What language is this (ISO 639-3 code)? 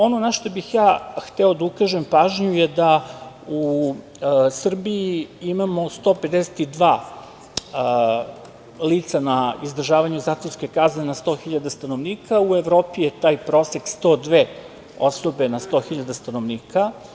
srp